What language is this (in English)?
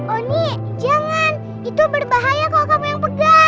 Indonesian